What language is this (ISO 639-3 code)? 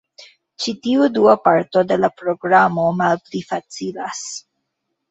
epo